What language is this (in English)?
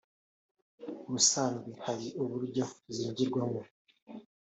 Kinyarwanda